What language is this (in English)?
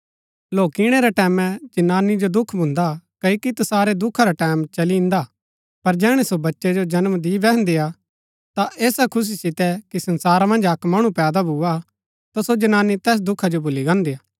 Gaddi